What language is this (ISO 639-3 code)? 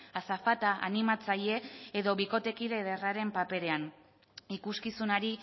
eus